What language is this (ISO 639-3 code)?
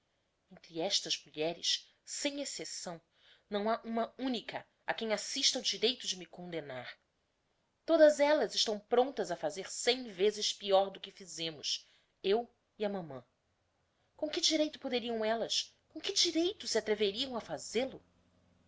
por